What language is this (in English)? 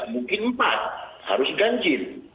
Indonesian